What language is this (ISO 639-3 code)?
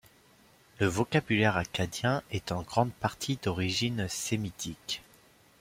fra